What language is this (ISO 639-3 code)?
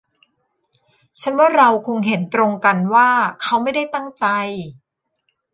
tha